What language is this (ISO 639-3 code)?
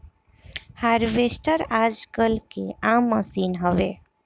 bho